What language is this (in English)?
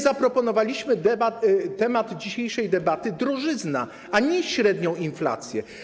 Polish